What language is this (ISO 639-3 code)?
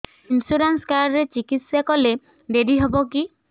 ori